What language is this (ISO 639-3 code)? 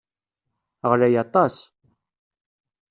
kab